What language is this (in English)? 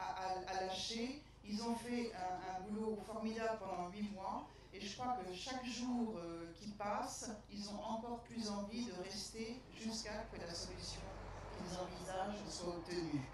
French